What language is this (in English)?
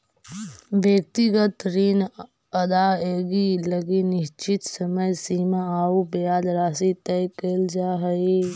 Magahi